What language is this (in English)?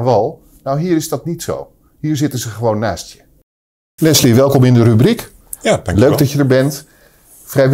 Dutch